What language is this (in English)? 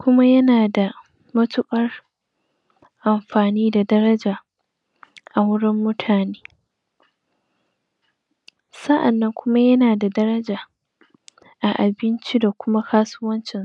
Hausa